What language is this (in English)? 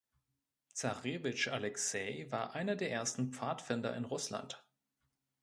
German